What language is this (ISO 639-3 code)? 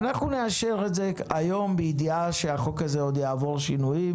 heb